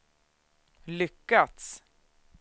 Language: Swedish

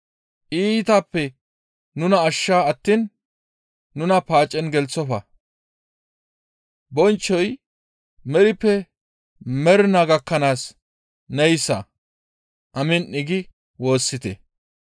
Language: Gamo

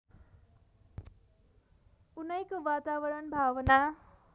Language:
Nepali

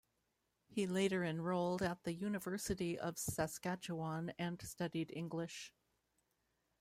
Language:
English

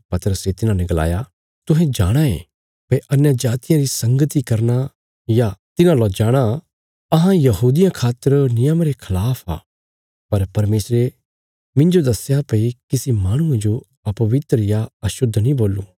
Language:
Bilaspuri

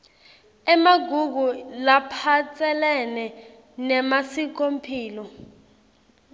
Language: Swati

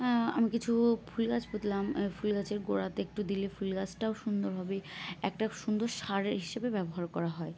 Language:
Bangla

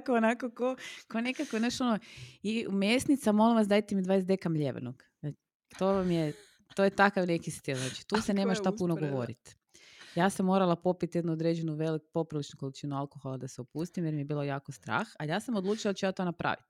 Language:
Croatian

